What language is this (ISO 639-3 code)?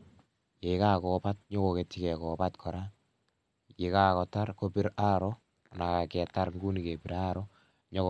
kln